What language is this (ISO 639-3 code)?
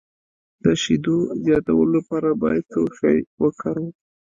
pus